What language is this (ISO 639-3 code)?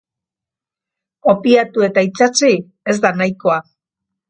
eus